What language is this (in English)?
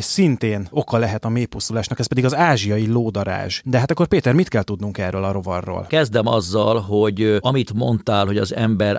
Hungarian